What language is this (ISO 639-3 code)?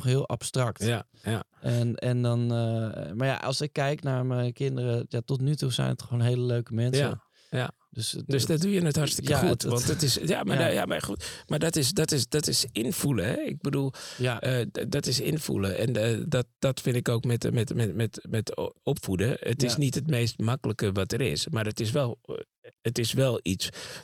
nld